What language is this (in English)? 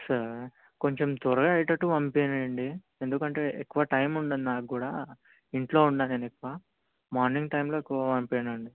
Telugu